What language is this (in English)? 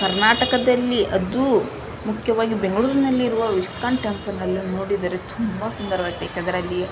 Kannada